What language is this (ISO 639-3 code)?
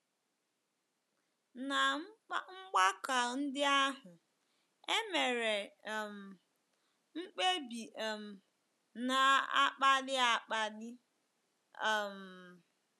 ibo